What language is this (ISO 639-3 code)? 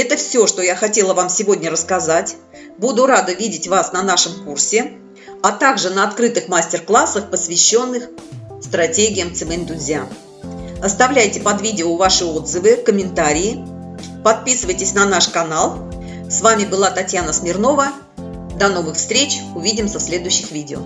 rus